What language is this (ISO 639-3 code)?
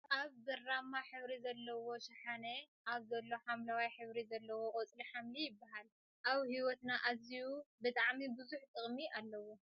tir